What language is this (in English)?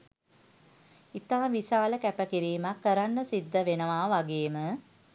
Sinhala